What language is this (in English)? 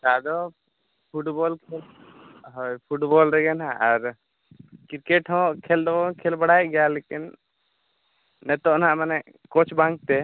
Santali